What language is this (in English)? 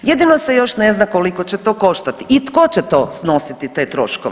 Croatian